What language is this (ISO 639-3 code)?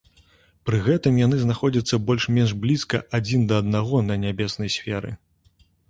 bel